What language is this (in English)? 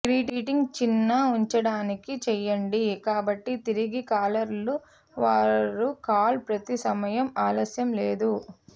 Telugu